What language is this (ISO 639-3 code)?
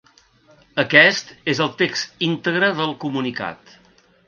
cat